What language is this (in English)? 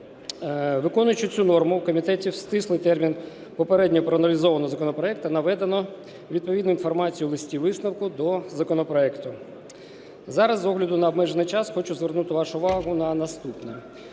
Ukrainian